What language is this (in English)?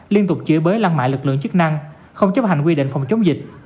Vietnamese